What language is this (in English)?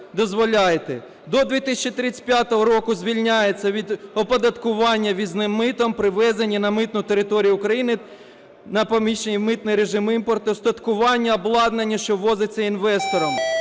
Ukrainian